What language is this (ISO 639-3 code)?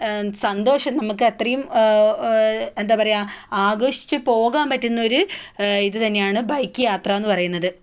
mal